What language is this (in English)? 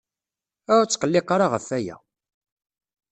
Kabyle